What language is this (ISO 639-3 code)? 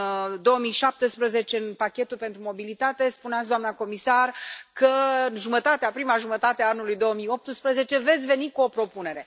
ron